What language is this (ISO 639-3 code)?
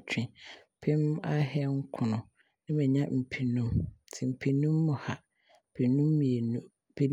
abr